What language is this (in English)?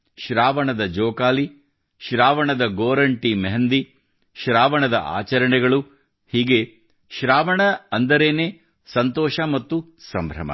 Kannada